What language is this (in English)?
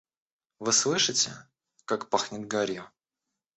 Russian